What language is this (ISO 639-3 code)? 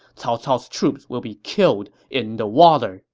eng